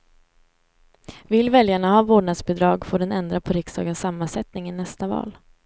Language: Swedish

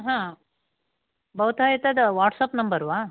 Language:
Sanskrit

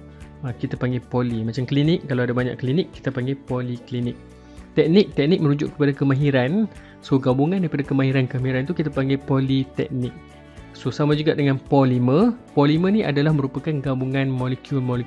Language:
Malay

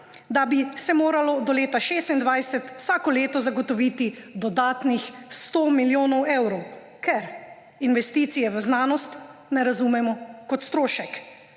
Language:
Slovenian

